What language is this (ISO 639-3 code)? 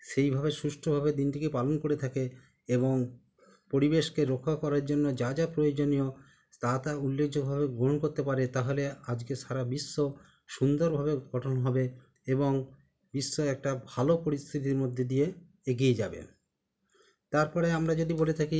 ben